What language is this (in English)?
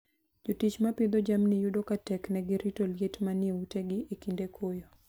Luo (Kenya and Tanzania)